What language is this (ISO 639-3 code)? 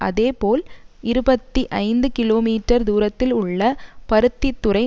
tam